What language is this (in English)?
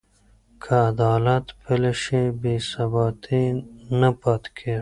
Pashto